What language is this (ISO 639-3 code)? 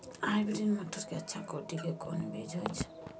mai